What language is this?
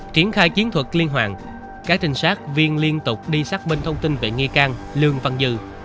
Vietnamese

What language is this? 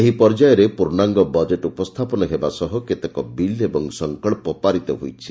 Odia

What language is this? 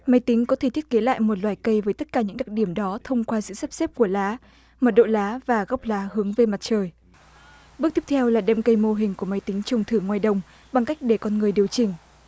Vietnamese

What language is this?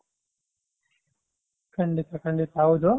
Kannada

